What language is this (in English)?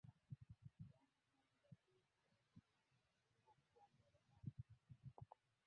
Ganda